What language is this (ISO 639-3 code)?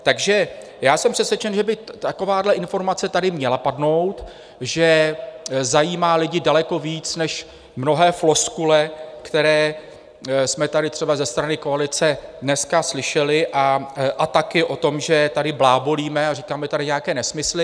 ces